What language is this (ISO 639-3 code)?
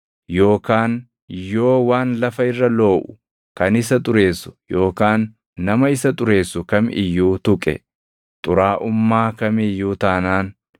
orm